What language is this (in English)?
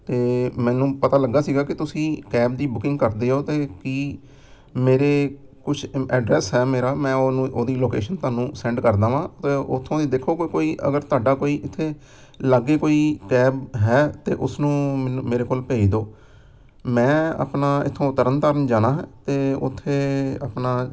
Punjabi